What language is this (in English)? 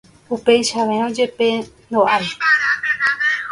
Guarani